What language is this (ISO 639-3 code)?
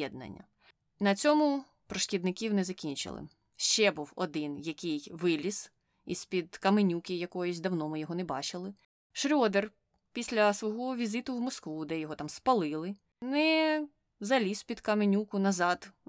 ukr